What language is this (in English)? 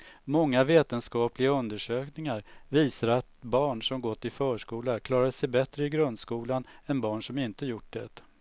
Swedish